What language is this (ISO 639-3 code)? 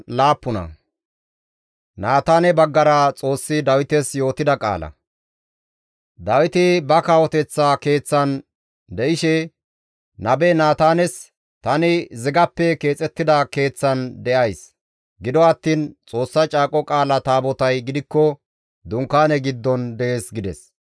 gmv